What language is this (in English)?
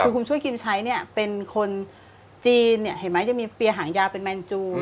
Thai